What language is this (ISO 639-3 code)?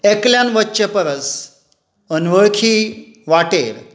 kok